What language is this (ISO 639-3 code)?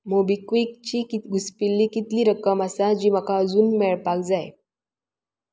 kok